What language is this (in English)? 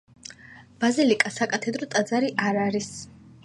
Georgian